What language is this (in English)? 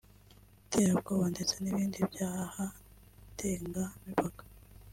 Kinyarwanda